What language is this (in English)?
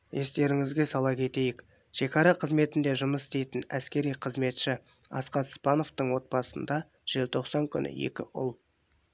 Kazakh